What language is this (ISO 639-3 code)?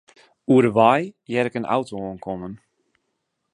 fry